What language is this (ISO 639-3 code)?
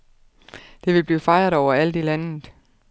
dan